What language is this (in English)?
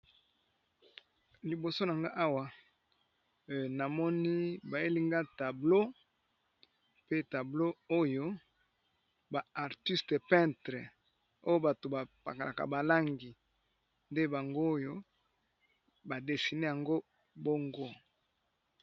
Lingala